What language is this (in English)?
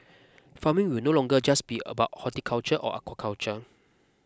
English